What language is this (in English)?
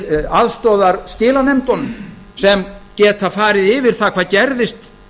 Icelandic